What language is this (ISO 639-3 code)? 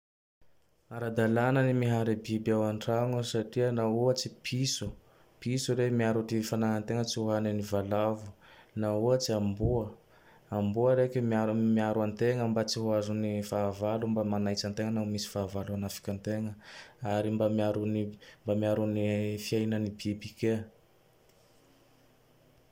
tdx